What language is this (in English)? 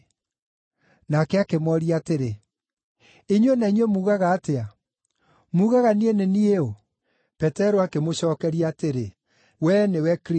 Kikuyu